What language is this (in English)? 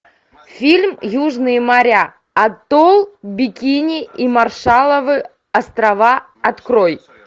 Russian